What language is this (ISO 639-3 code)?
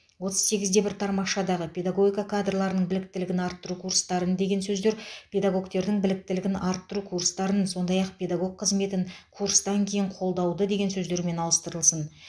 kaz